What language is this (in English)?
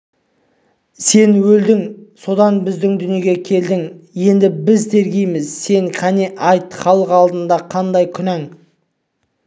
Kazakh